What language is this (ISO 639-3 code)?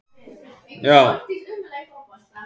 isl